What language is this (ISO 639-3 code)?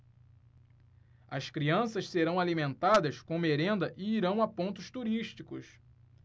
por